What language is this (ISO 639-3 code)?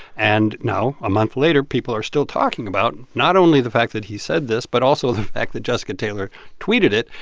eng